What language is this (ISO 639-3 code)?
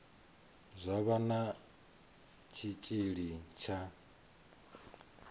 ven